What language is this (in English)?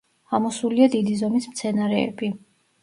Georgian